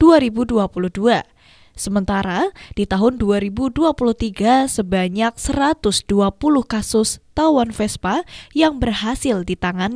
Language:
Indonesian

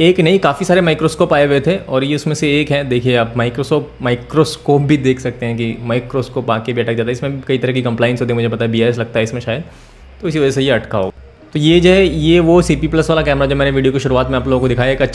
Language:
Hindi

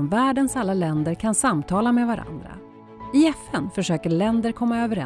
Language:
Swedish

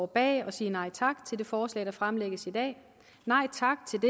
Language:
Danish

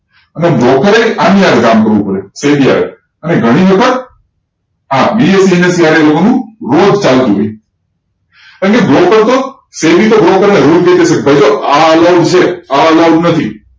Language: Gujarati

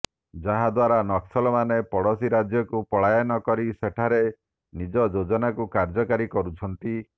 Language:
Odia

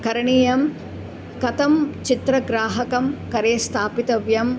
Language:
Sanskrit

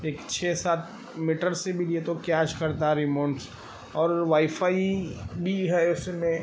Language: Urdu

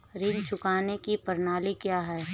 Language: Hindi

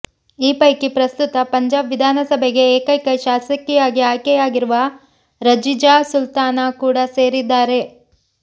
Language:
Kannada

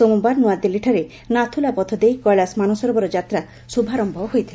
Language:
Odia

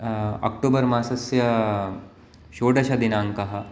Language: Sanskrit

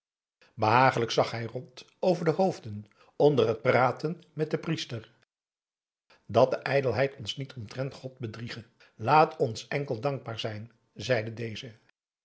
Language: Dutch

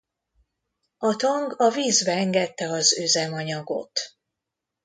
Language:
Hungarian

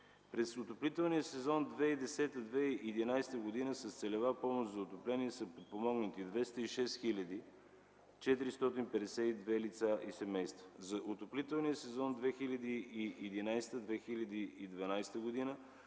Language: Bulgarian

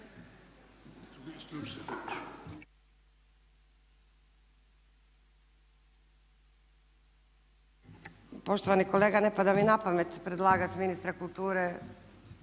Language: Croatian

